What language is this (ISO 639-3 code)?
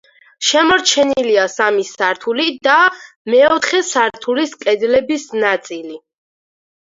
kat